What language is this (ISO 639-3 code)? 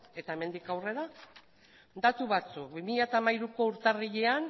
eus